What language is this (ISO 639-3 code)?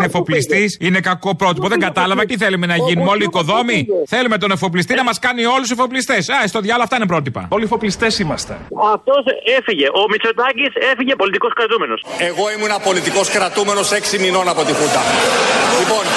ell